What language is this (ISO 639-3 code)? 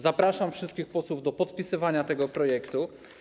pol